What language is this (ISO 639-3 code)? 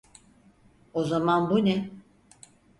tur